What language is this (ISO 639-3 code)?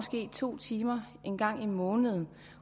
dan